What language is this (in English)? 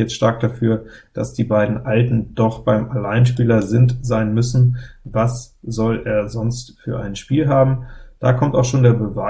German